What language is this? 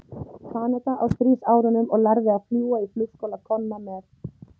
Icelandic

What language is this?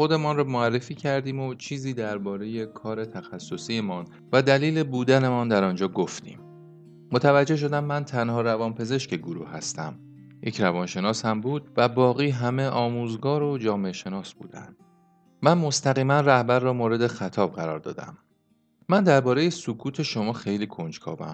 Persian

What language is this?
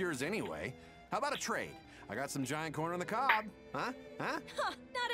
Portuguese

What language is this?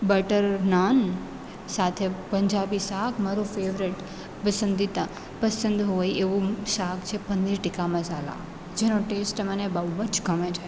Gujarati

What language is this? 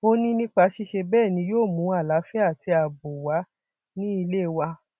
Yoruba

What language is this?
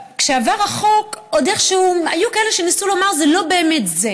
Hebrew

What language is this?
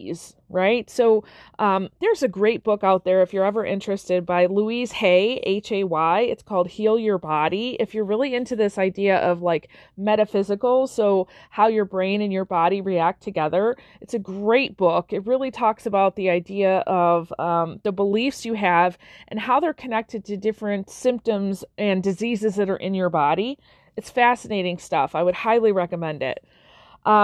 English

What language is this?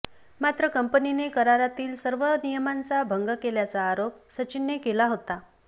Marathi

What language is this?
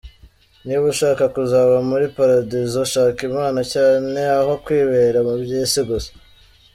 Kinyarwanda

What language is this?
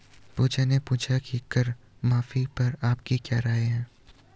Hindi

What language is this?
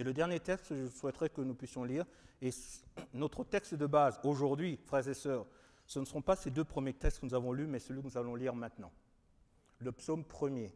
French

